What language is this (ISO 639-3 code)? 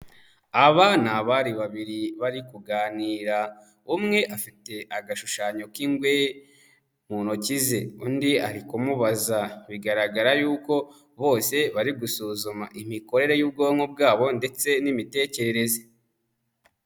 kin